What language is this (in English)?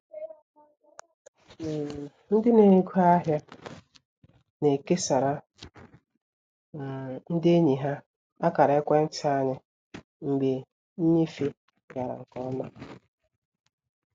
Igbo